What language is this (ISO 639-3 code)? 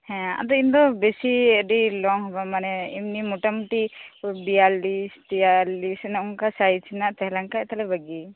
sat